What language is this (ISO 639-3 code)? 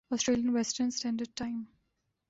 urd